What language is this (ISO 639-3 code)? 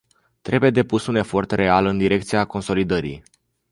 ron